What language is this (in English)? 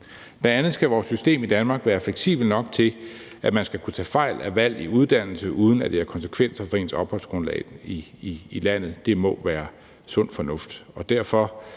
Danish